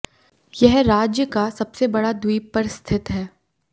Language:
Hindi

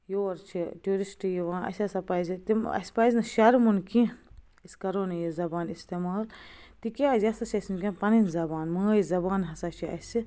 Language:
Kashmiri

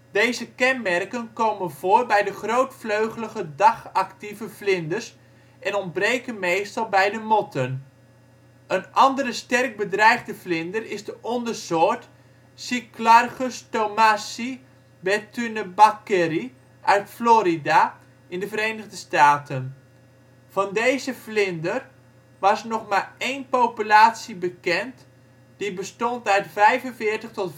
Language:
Dutch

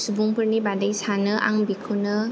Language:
Bodo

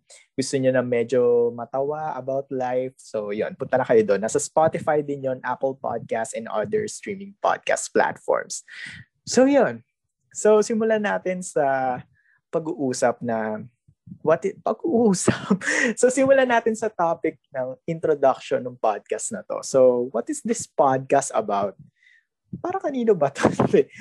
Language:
Filipino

